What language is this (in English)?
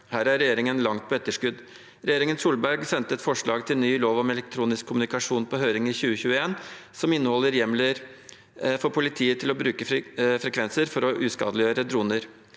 Norwegian